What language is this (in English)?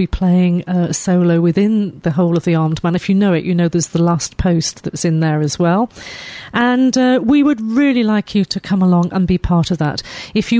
English